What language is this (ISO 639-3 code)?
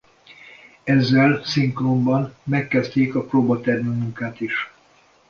hun